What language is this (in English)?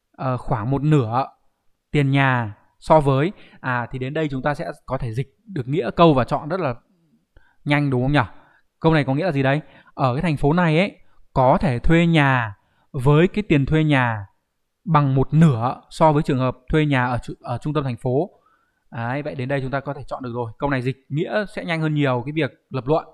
Vietnamese